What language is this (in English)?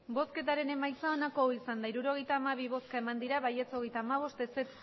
Basque